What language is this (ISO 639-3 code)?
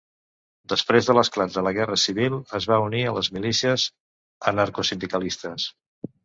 cat